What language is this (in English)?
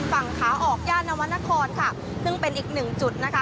Thai